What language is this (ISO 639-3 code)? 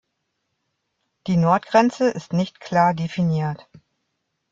deu